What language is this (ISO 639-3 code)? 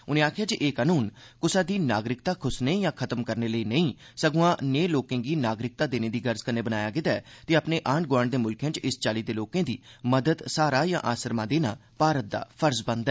doi